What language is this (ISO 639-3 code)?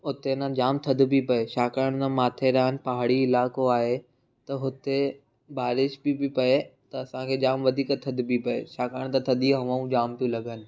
snd